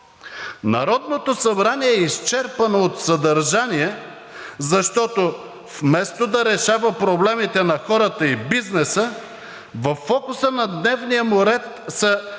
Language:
Bulgarian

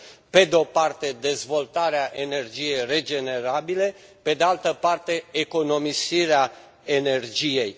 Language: Romanian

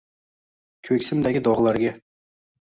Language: Uzbek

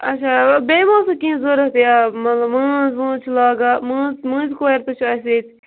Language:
Kashmiri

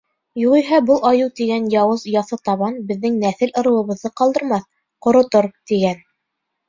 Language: Bashkir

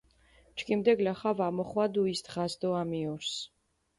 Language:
Mingrelian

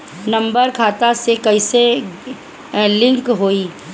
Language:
Bhojpuri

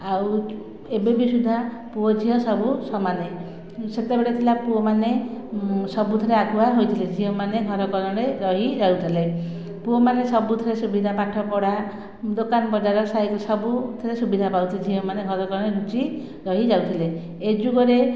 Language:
Odia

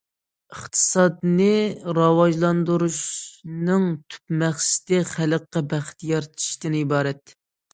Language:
Uyghur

